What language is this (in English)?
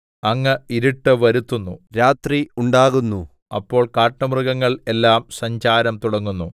Malayalam